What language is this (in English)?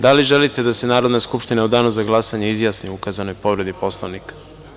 Serbian